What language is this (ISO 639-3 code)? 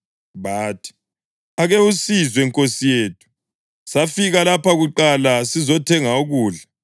nde